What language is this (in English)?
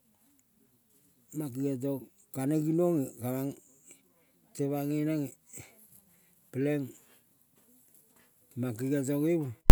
Kol (Papua New Guinea)